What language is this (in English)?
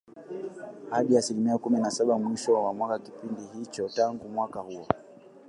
Swahili